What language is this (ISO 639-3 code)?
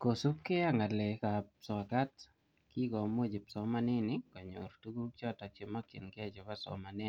kln